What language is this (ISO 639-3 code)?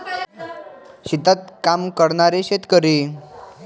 mar